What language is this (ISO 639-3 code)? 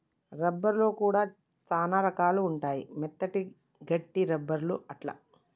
tel